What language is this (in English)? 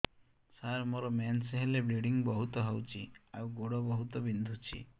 Odia